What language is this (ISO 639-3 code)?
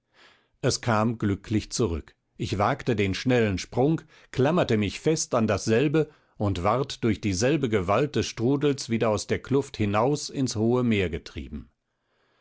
deu